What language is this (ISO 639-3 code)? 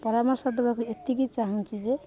ori